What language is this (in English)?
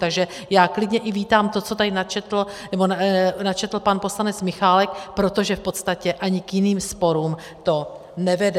Czech